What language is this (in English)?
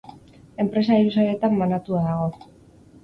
Basque